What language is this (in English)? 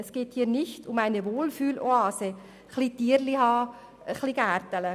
Swiss German